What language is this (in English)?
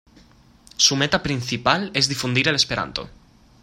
Spanish